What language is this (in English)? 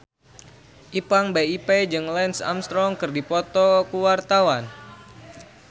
Sundanese